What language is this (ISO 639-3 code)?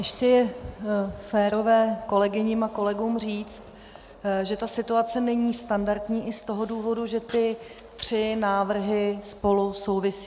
ces